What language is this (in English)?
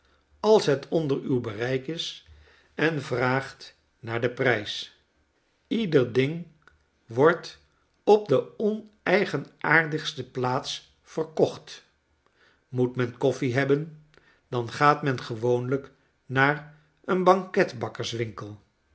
Dutch